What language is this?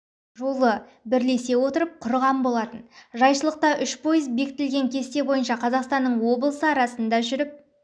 Kazakh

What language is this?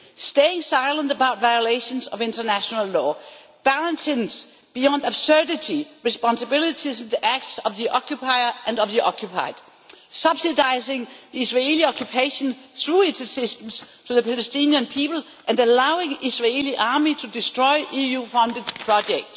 English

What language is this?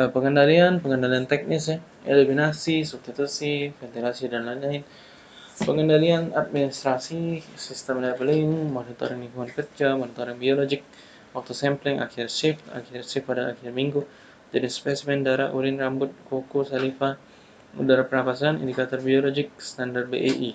Indonesian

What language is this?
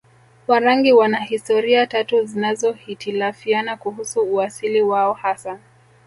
Swahili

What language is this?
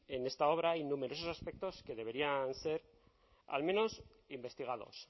Spanish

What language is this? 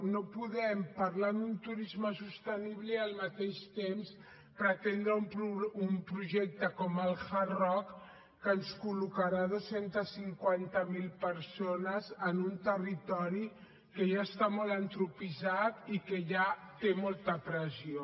Catalan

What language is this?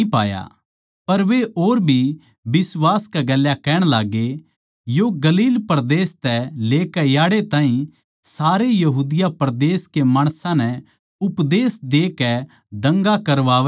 Haryanvi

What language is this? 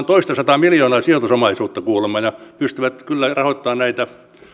Finnish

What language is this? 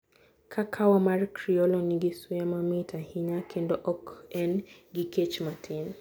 Luo (Kenya and Tanzania)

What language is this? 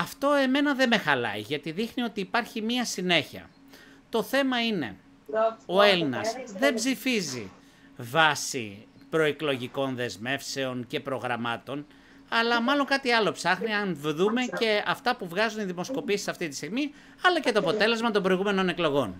Greek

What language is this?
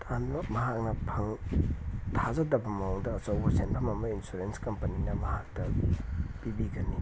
Manipuri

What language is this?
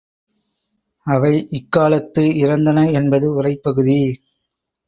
Tamil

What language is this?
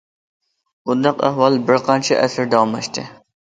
Uyghur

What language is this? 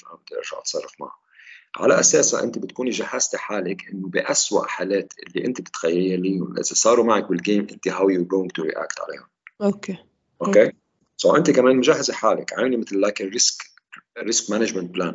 Arabic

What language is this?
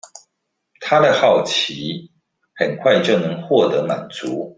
Chinese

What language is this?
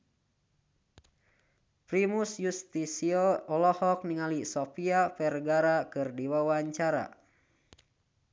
Sundanese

